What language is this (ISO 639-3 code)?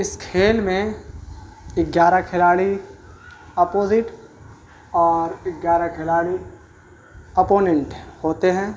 urd